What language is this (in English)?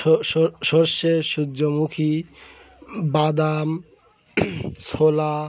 Bangla